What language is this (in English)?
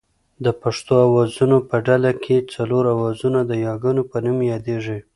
Pashto